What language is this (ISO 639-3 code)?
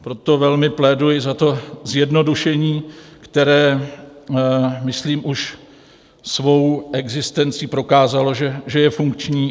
ces